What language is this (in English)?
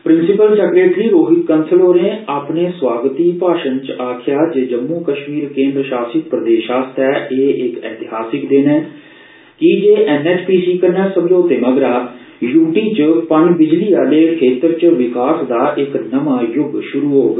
Dogri